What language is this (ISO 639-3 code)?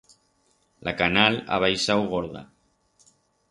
arg